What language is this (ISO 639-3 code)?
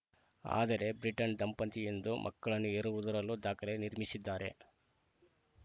kan